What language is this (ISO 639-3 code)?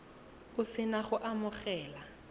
tsn